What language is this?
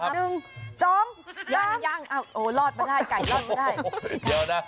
Thai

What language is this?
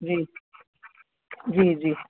Sindhi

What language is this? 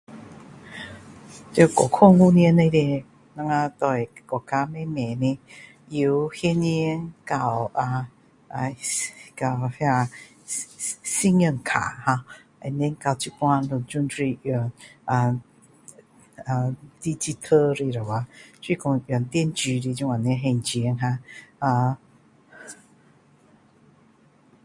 Min Dong Chinese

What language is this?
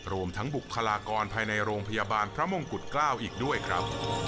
Thai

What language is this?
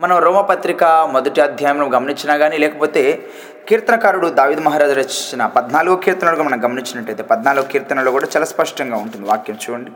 Telugu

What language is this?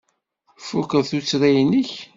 Kabyle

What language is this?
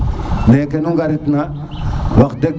Serer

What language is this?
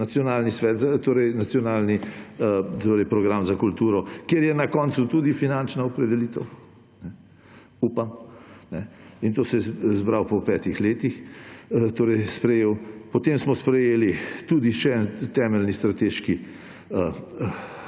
Slovenian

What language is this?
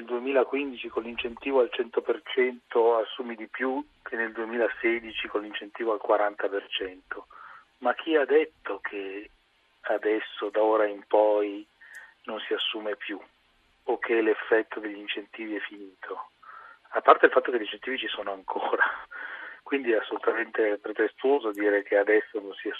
Italian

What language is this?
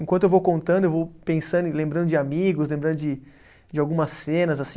Portuguese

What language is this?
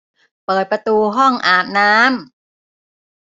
Thai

